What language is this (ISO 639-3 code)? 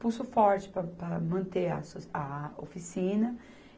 por